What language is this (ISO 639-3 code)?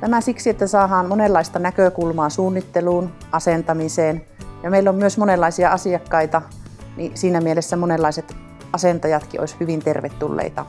fin